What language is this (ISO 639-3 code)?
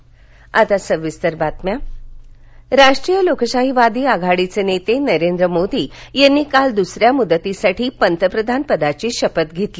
mar